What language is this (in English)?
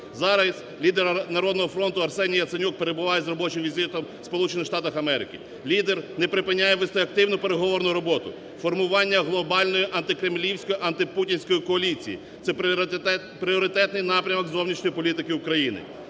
Ukrainian